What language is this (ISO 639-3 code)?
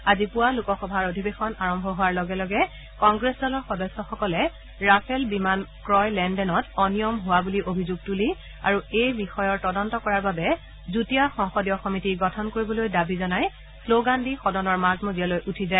asm